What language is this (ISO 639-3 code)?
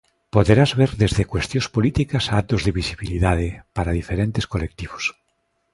glg